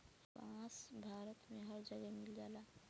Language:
Bhojpuri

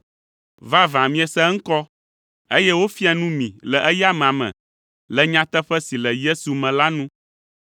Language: Ewe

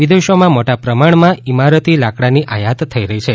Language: Gujarati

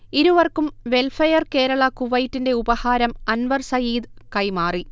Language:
Malayalam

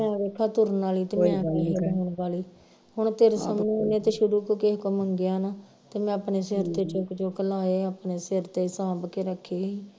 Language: Punjabi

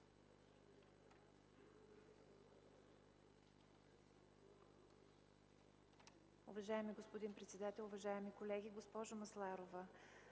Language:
Bulgarian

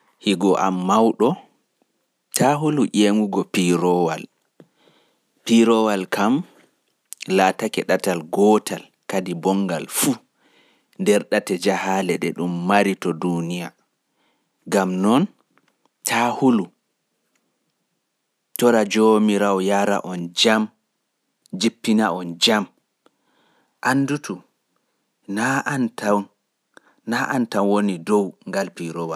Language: Fula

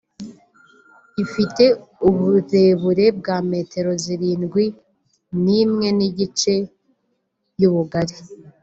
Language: Kinyarwanda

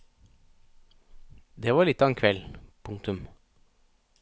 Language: Norwegian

